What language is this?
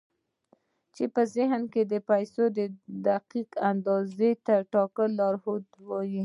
Pashto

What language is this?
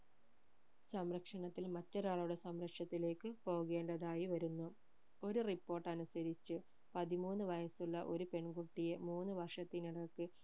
Malayalam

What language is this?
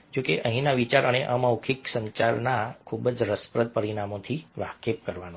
Gujarati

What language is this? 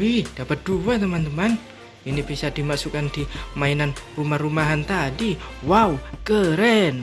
Indonesian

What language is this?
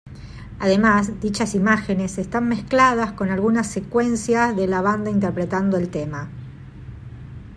Spanish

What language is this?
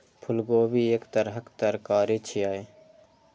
Maithili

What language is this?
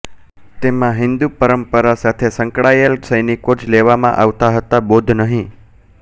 Gujarati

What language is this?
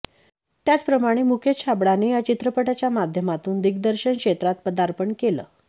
Marathi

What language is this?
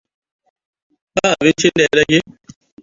Hausa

